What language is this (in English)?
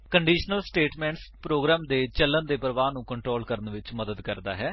Punjabi